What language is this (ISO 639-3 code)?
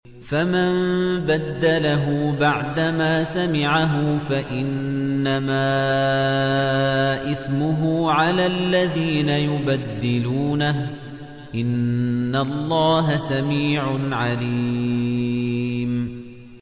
ara